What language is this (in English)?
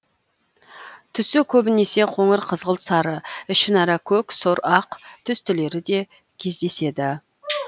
Kazakh